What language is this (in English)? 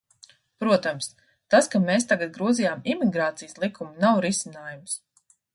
Latvian